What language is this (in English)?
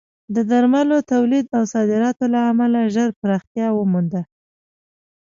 Pashto